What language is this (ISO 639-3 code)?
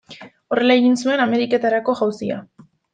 eus